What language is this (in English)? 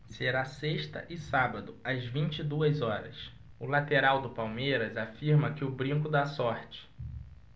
Portuguese